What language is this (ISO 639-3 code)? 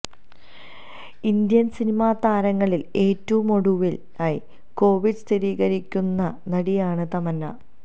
mal